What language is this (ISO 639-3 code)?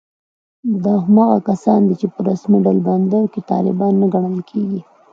pus